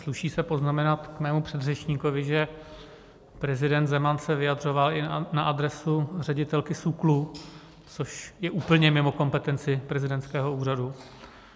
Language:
Czech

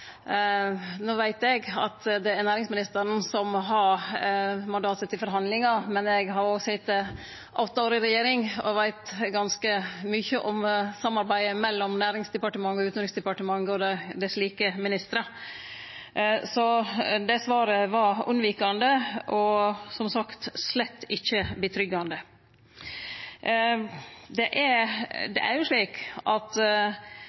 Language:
Norwegian Nynorsk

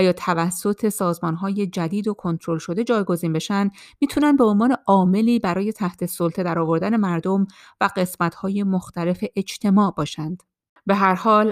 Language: Persian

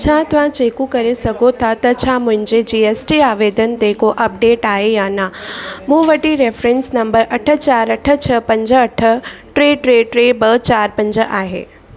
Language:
Sindhi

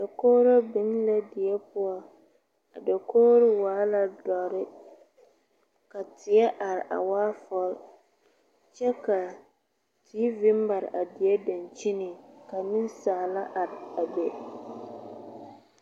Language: Southern Dagaare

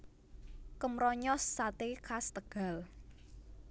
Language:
Javanese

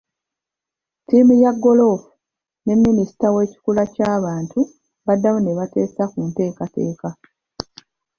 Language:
Ganda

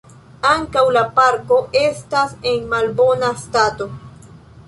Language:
Esperanto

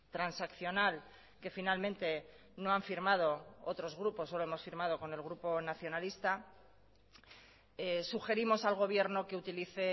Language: Spanish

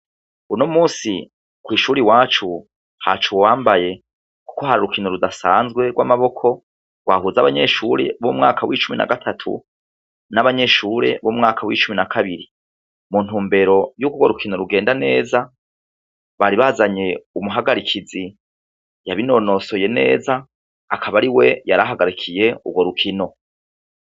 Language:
Rundi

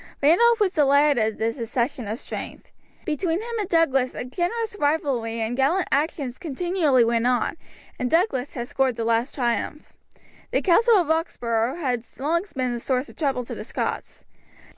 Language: English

